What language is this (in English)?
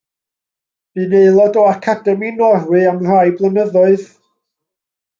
Welsh